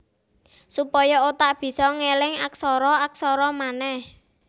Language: Javanese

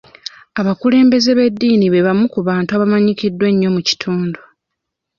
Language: Ganda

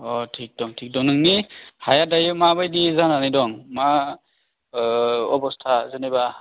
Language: Bodo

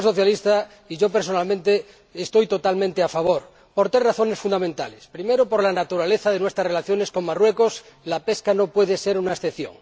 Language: Spanish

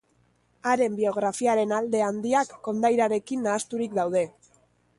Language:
Basque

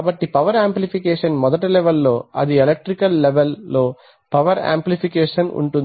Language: Telugu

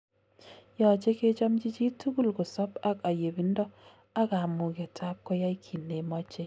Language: Kalenjin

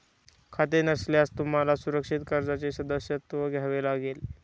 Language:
Marathi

